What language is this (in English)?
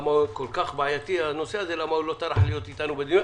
Hebrew